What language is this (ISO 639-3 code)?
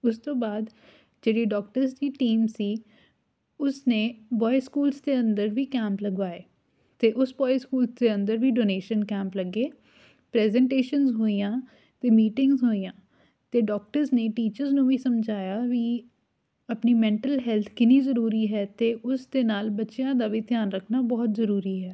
pan